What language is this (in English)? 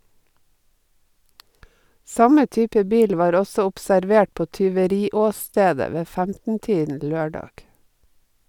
Norwegian